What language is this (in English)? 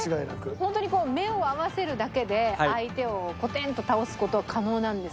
Japanese